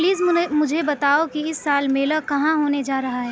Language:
Urdu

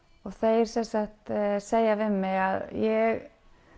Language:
Icelandic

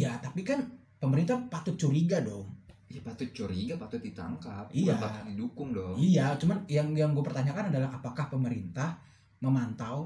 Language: Indonesian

